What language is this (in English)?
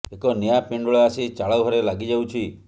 Odia